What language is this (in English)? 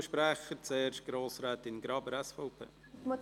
Swiss German